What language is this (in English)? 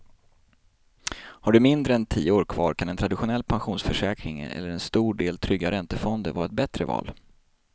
Swedish